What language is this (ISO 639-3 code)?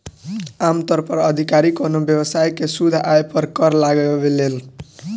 bho